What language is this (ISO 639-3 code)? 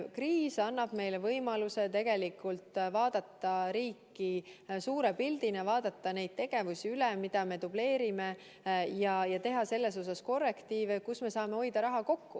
est